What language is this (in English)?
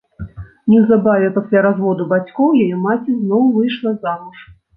Belarusian